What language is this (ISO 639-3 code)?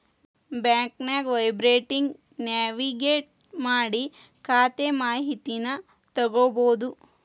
kan